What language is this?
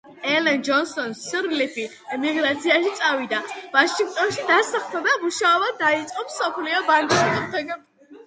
Georgian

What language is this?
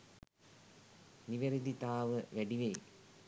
Sinhala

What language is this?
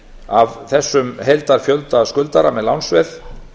Icelandic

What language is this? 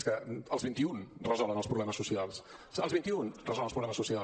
Catalan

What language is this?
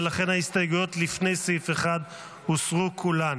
Hebrew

